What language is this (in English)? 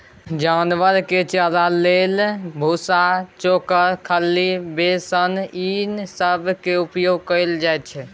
Maithili